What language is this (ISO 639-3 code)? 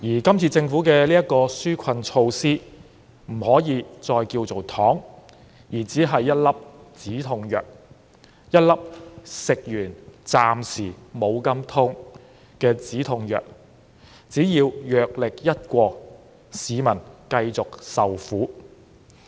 yue